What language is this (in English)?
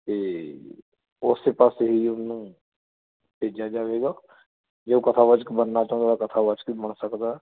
Punjabi